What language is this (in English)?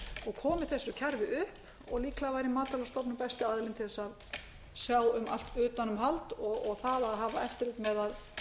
Icelandic